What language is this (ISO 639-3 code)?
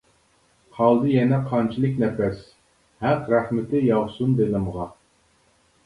uig